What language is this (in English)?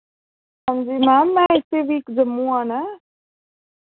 Dogri